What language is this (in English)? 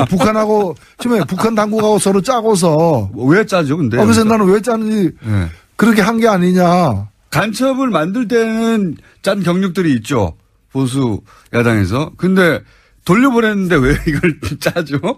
Korean